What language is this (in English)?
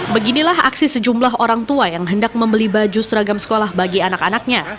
Indonesian